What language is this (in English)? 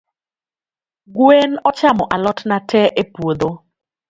Luo (Kenya and Tanzania)